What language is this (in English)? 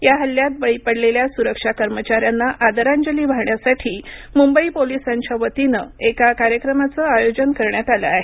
Marathi